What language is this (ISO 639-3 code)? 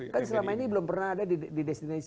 ind